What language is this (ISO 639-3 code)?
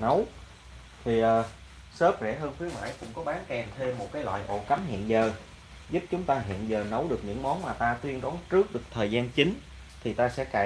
vie